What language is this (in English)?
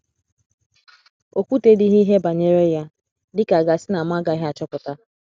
Igbo